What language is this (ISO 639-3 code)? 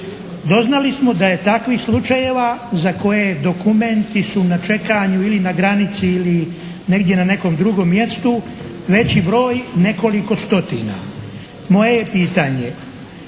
hrv